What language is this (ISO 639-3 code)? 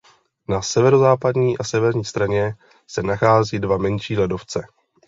ces